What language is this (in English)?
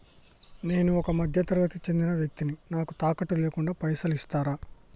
Telugu